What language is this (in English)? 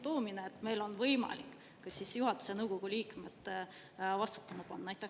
Estonian